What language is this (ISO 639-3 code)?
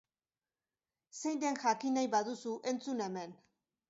eus